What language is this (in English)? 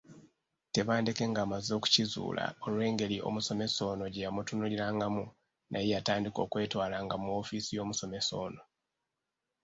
Ganda